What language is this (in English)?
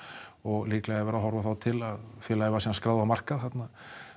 Icelandic